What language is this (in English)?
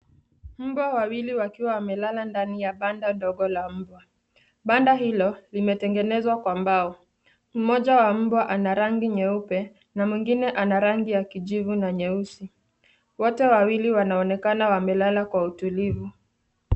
Swahili